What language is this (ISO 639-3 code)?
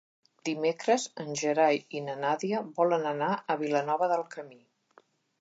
cat